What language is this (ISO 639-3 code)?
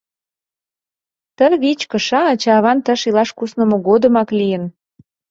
chm